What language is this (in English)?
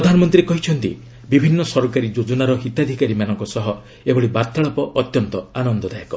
Odia